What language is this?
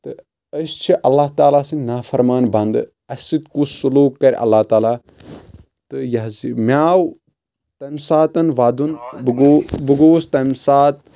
Kashmiri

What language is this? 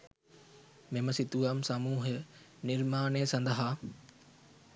Sinhala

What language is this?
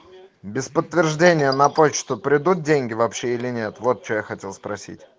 Russian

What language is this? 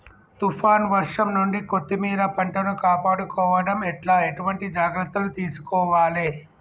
Telugu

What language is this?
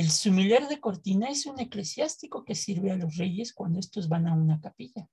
Spanish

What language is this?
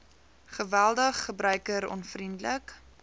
Afrikaans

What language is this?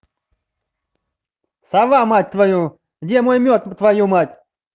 Russian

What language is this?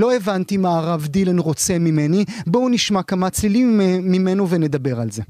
Hebrew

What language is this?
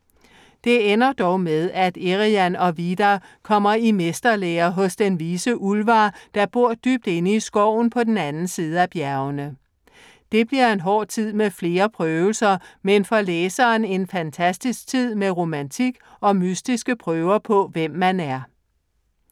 Danish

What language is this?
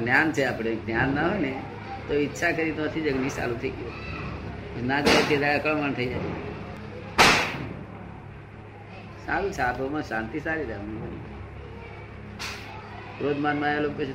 Gujarati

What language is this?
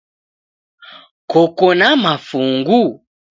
Taita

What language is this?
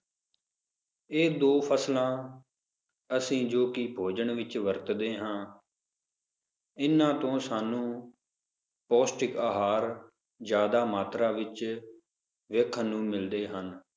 Punjabi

